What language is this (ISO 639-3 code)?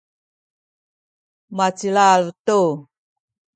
szy